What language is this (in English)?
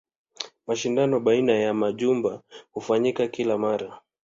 Swahili